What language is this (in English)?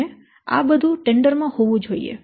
Gujarati